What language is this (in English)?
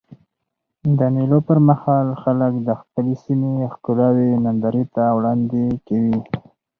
Pashto